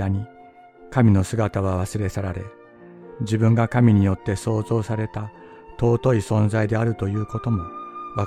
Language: Japanese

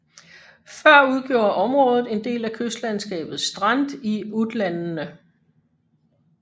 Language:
Danish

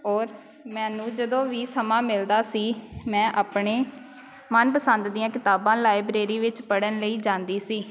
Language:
Punjabi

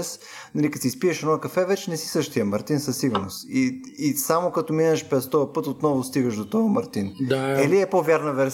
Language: Bulgarian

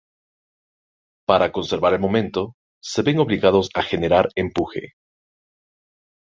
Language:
Spanish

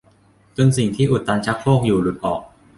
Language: Thai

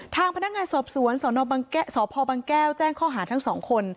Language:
Thai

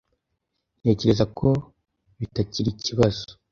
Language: Kinyarwanda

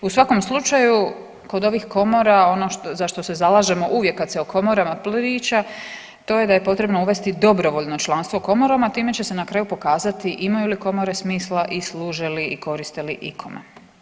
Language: Croatian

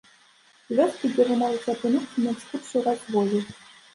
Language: Belarusian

